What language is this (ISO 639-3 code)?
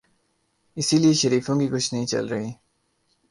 urd